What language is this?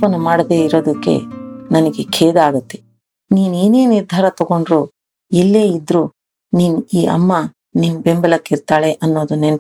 Kannada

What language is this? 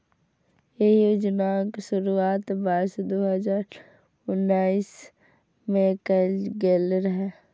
Maithili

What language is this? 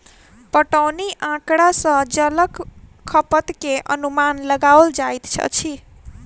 Maithili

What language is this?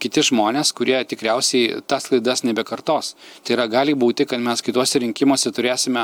Lithuanian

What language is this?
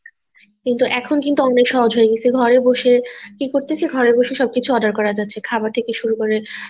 Bangla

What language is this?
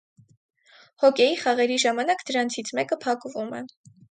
Armenian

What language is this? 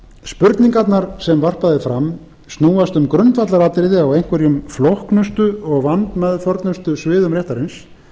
Icelandic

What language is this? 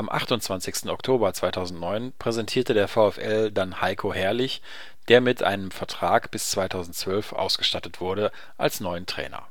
German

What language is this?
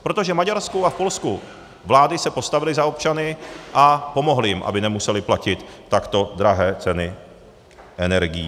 Czech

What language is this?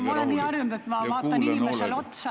Estonian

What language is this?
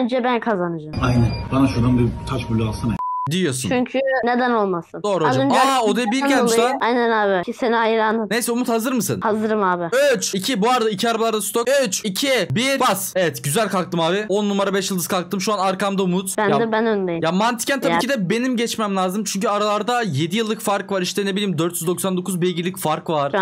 Turkish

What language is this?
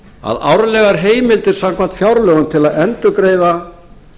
Icelandic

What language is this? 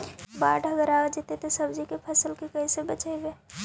Magahi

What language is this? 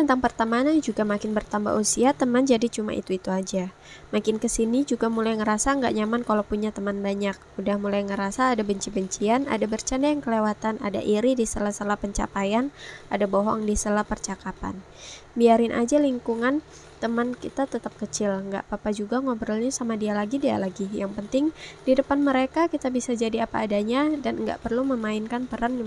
Indonesian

